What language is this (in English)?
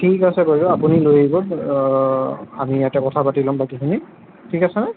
Assamese